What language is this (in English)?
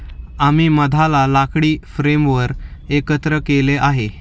Marathi